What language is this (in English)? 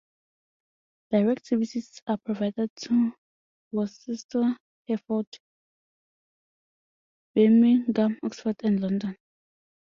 English